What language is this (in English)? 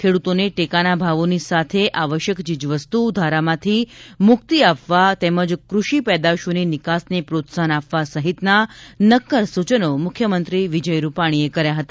Gujarati